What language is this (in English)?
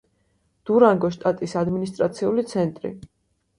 Georgian